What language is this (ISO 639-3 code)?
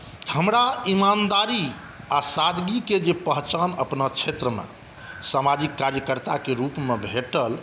mai